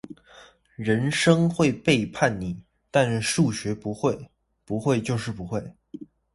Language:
Chinese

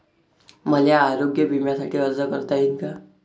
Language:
Marathi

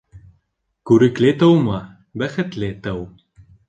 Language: Bashkir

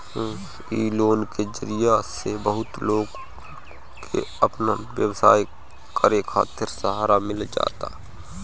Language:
Bhojpuri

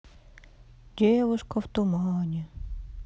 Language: Russian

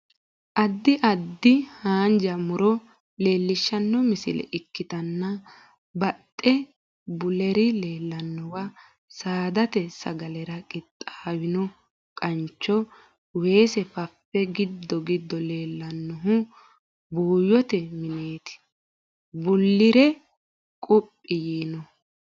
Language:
Sidamo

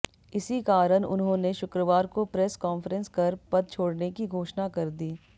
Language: Hindi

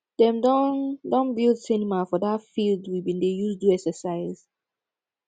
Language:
Nigerian Pidgin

